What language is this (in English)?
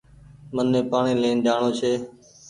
Goaria